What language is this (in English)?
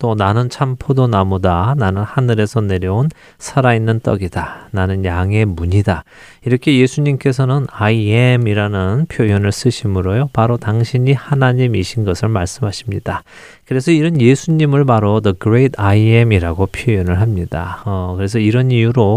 Korean